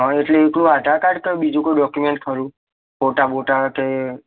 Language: Gujarati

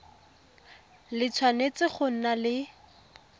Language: Tswana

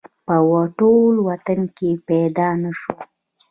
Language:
Pashto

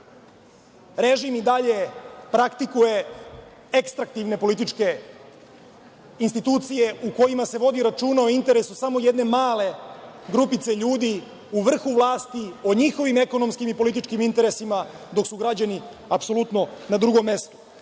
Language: Serbian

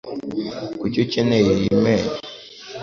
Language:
Kinyarwanda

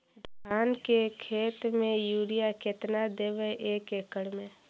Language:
Magahi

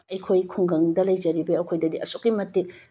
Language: Manipuri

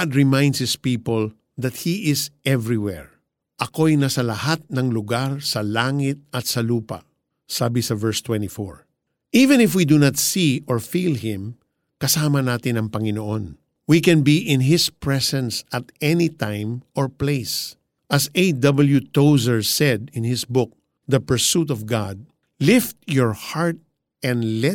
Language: Filipino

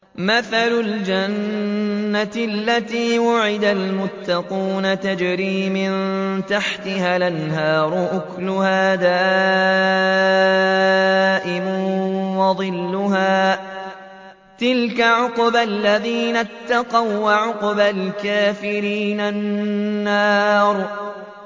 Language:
Arabic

